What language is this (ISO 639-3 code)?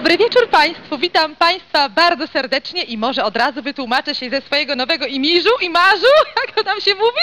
pol